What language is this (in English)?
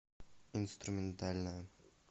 Russian